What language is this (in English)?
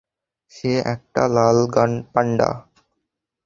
Bangla